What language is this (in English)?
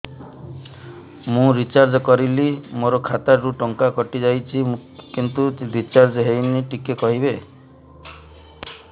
Odia